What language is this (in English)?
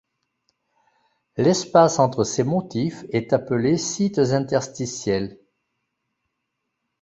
French